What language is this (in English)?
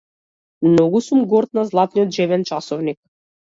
Macedonian